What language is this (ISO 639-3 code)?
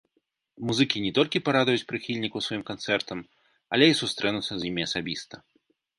bel